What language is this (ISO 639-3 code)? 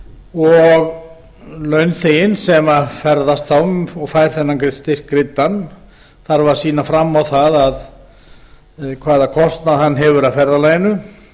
isl